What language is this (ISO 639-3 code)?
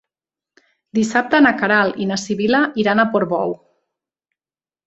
cat